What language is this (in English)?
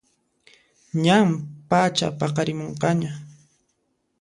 Puno Quechua